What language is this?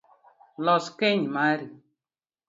Luo (Kenya and Tanzania)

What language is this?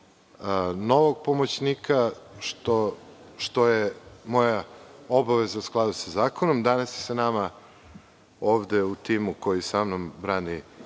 Serbian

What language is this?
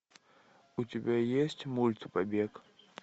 Russian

